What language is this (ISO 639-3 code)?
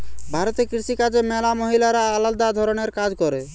ben